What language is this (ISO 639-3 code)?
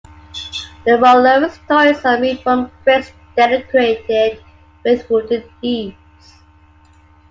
eng